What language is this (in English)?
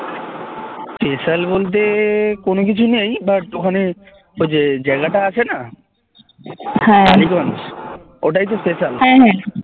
Bangla